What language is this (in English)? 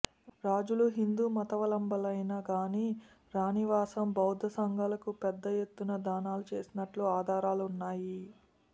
Telugu